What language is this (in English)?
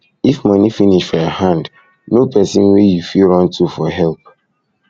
Nigerian Pidgin